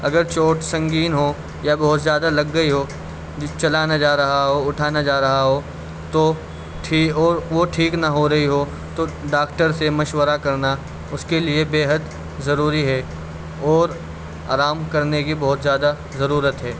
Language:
Urdu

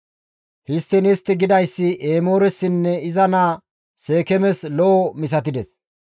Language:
Gamo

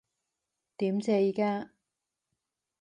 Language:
Cantonese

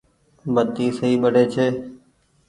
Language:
Goaria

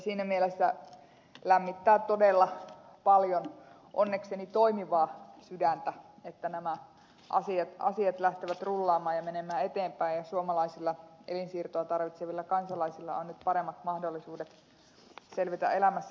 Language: Finnish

